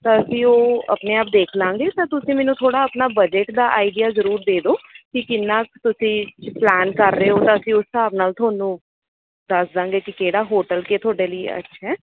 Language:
Punjabi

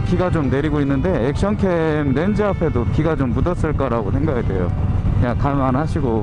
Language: Korean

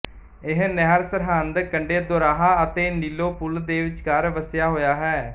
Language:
Punjabi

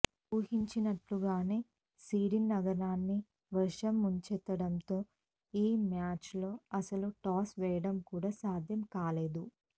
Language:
Telugu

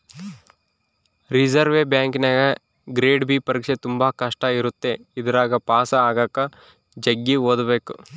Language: Kannada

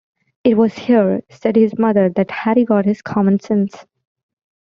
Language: English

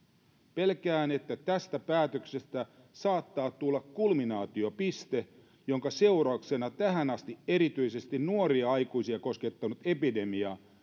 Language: Finnish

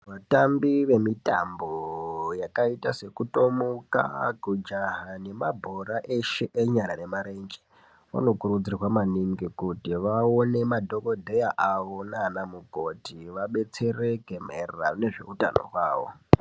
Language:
Ndau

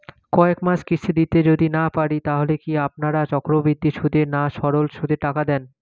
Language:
Bangla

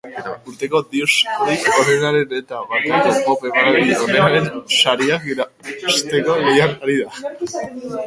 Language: Basque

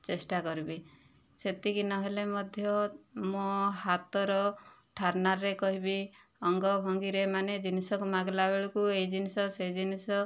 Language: Odia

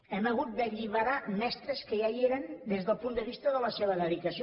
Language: Catalan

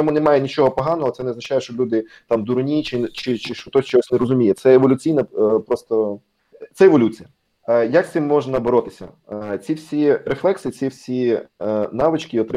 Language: Ukrainian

